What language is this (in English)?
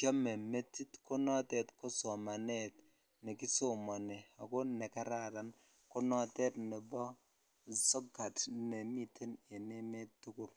Kalenjin